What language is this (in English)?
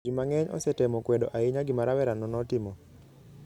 Luo (Kenya and Tanzania)